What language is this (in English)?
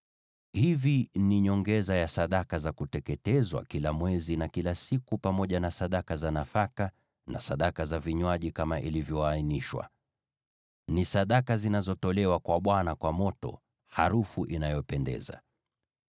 Swahili